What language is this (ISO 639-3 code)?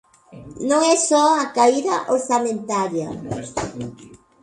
glg